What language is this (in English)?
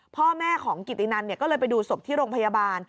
Thai